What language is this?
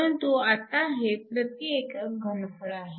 Marathi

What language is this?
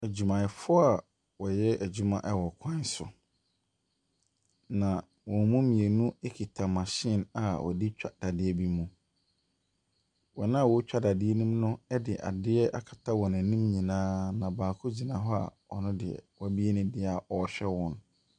Akan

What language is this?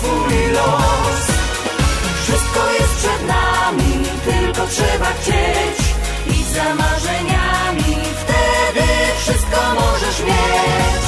Polish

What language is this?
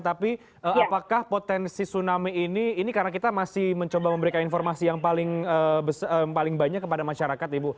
Indonesian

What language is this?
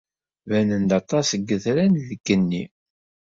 Kabyle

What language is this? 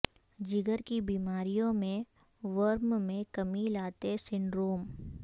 Urdu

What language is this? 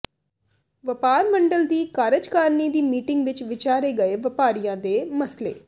Punjabi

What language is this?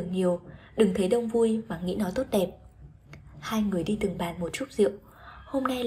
Vietnamese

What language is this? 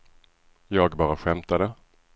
Swedish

